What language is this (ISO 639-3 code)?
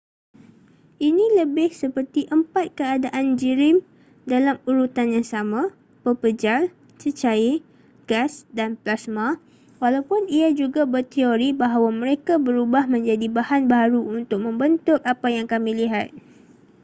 msa